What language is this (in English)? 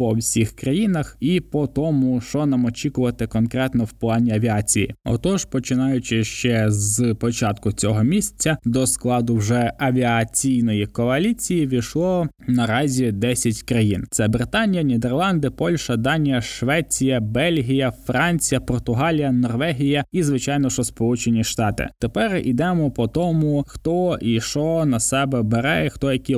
Ukrainian